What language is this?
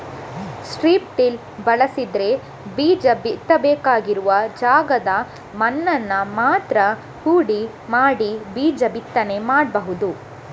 Kannada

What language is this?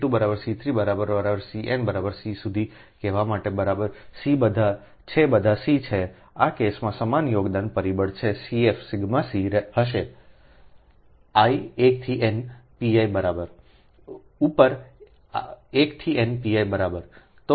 Gujarati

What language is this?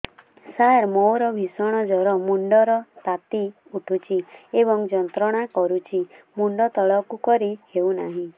Odia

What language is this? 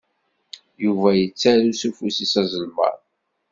Kabyle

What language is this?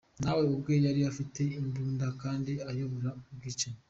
Kinyarwanda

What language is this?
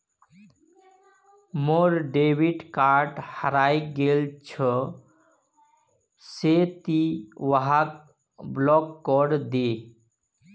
Magahi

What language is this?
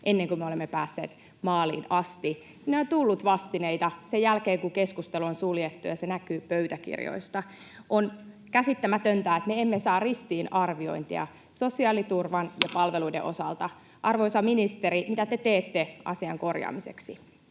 Finnish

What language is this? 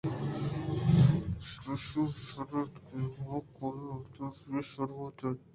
Eastern Balochi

